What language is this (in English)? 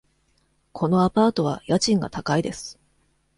Japanese